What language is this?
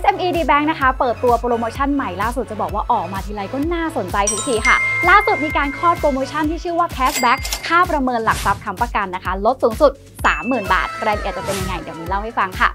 Thai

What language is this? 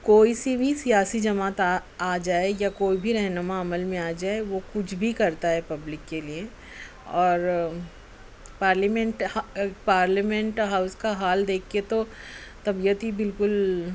Urdu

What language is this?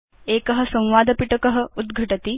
Sanskrit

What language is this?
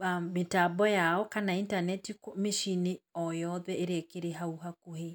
Kikuyu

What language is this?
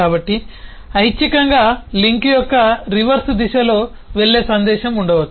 Telugu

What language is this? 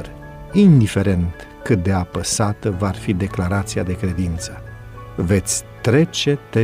Romanian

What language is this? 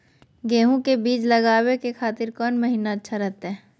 Magahi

